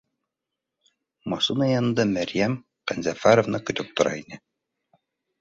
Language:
Bashkir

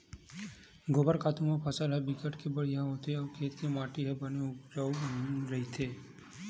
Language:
Chhattisgarhi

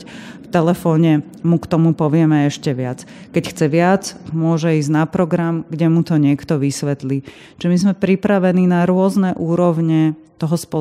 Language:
Slovak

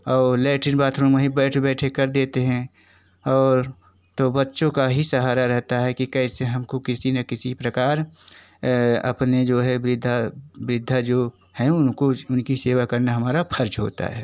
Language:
Hindi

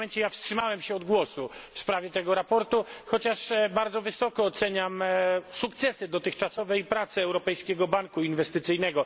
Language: Polish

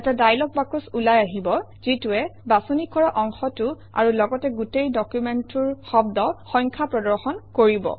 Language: Assamese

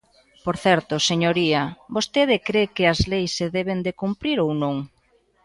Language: Galician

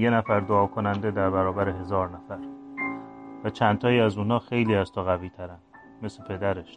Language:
Persian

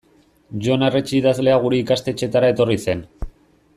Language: Basque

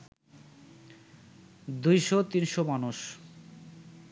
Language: Bangla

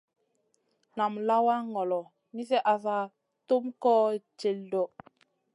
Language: Masana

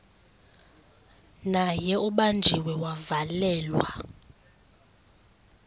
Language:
Xhosa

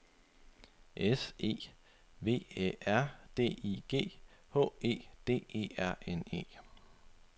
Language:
Danish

